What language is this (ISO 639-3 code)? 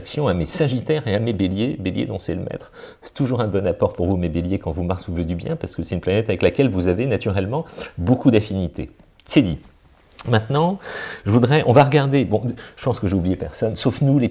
fra